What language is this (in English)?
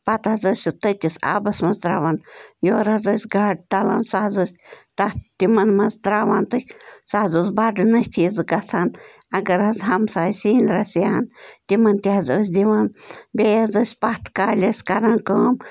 Kashmiri